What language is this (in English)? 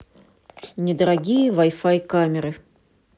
Russian